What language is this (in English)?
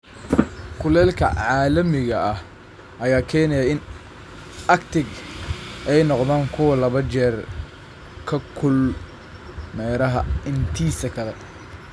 Somali